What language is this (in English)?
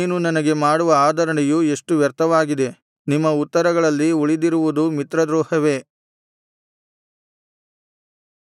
Kannada